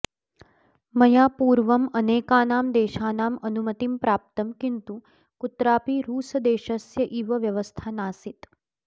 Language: Sanskrit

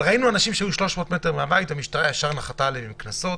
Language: Hebrew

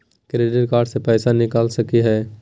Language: Magahi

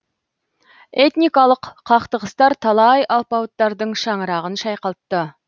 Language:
Kazakh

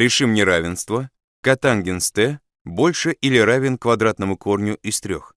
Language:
Russian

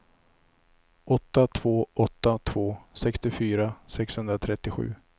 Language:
Swedish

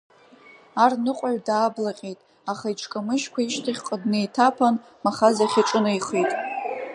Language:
Abkhazian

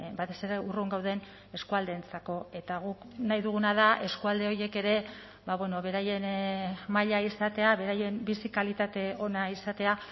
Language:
Basque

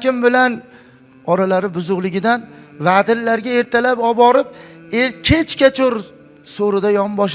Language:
Turkish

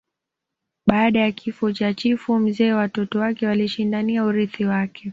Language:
Swahili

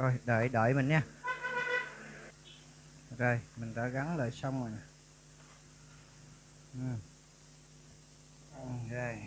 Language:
Vietnamese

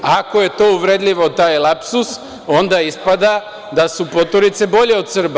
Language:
Serbian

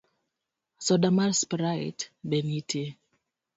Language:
Luo (Kenya and Tanzania)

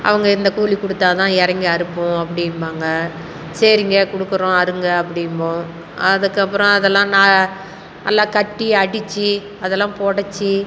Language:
Tamil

